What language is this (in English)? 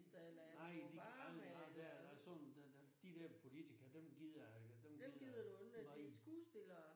Danish